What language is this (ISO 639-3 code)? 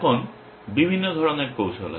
ben